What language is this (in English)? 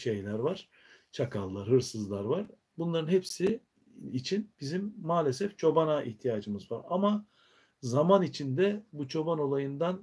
Turkish